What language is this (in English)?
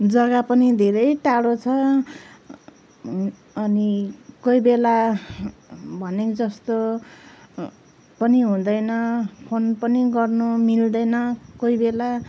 Nepali